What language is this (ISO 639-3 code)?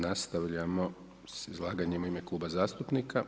hrv